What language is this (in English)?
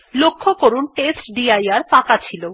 Bangla